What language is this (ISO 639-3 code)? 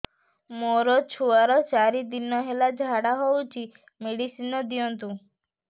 ori